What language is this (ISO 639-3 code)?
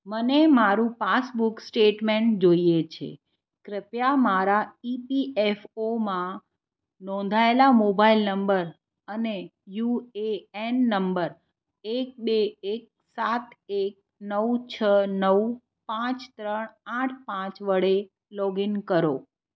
guj